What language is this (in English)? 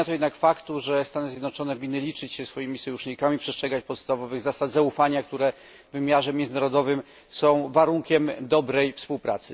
Polish